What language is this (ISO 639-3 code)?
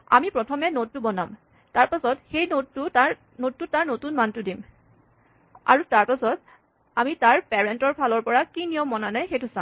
asm